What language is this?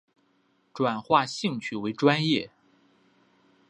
Chinese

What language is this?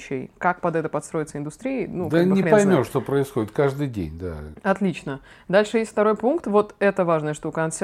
Russian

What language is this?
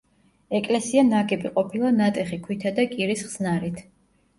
Georgian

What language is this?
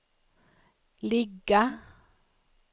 Swedish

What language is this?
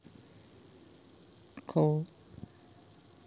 Russian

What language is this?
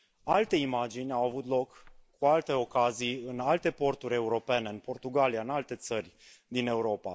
Romanian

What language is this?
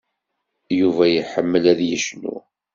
Kabyle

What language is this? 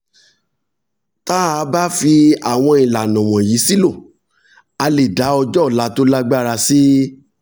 Yoruba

